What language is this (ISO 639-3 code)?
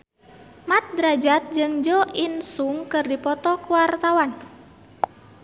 sun